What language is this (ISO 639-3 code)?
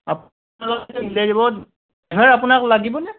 asm